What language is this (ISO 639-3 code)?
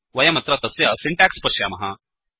san